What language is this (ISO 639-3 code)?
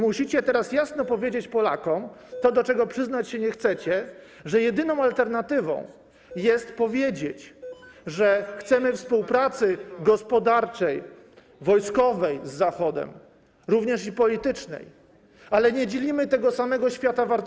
pol